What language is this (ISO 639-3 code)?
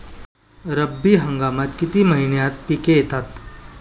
mar